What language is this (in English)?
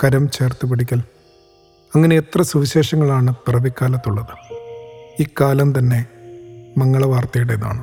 Malayalam